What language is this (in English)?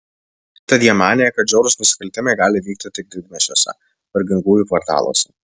Lithuanian